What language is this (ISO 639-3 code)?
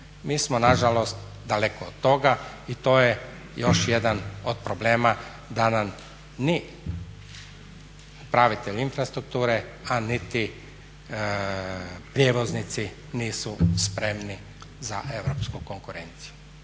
hrv